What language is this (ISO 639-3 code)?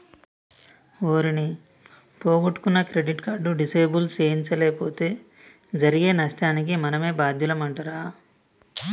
tel